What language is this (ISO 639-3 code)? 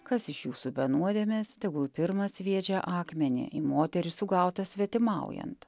lit